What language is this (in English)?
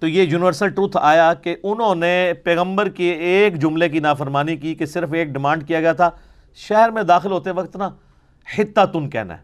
Urdu